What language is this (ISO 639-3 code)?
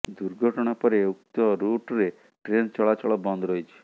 ori